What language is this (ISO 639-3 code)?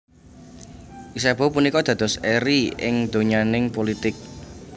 jav